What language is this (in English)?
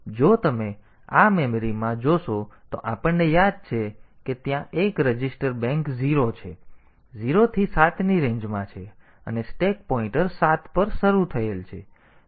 Gujarati